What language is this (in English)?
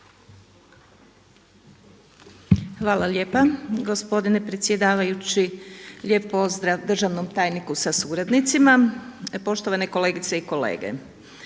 Croatian